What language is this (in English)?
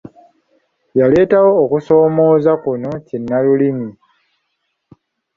Ganda